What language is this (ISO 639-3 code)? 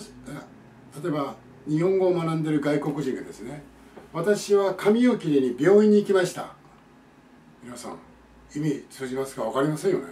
jpn